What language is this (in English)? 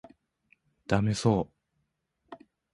Japanese